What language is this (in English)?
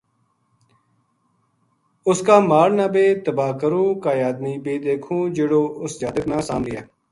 Gujari